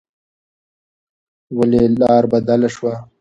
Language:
Pashto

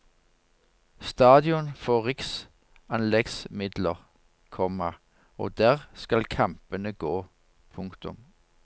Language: Norwegian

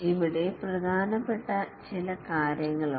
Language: Malayalam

